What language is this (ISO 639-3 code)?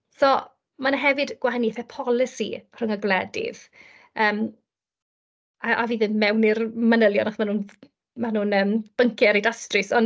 cym